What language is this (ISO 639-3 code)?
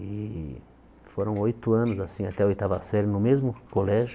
por